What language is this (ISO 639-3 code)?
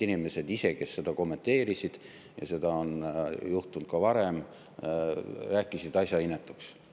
est